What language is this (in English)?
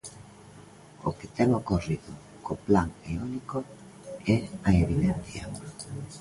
Galician